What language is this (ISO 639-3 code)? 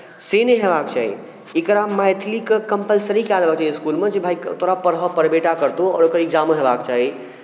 mai